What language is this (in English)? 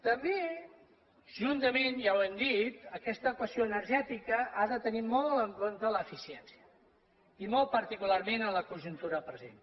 Catalan